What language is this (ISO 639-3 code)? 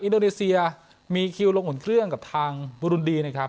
tha